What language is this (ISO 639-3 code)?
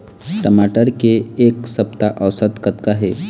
hne